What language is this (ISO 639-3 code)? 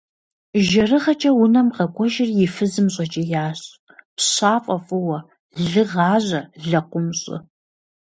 kbd